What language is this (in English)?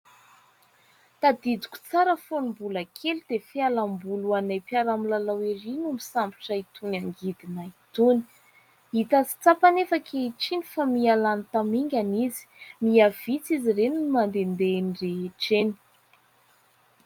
Malagasy